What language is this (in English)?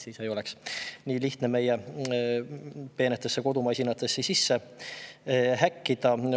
Estonian